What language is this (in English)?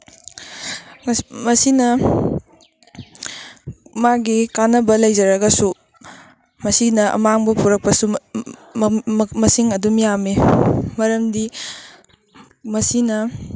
Manipuri